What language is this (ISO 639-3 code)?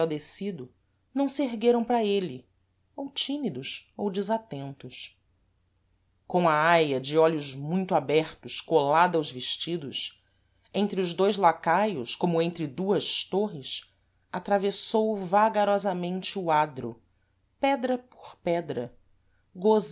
por